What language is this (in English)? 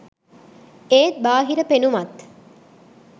Sinhala